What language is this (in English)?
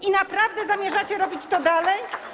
Polish